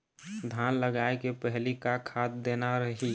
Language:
Chhattisgarhi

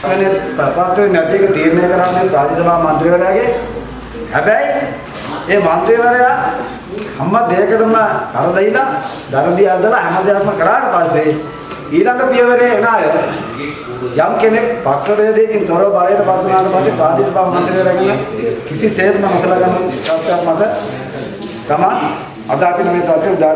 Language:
Indonesian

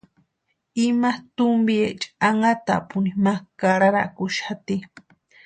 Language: Western Highland Purepecha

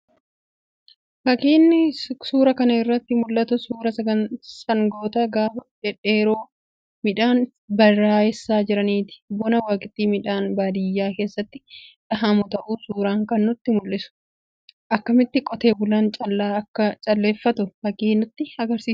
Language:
Oromo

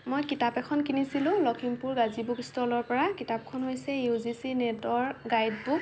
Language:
Assamese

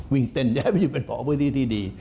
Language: Thai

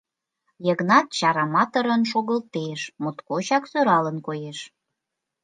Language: Mari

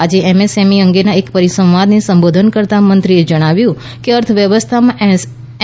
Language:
Gujarati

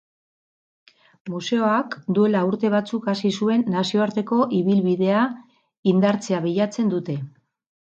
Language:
Basque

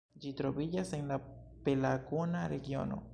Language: Esperanto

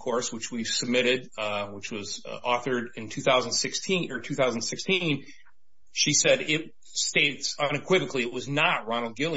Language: English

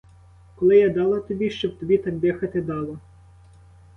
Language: Ukrainian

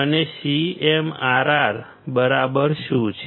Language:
Gujarati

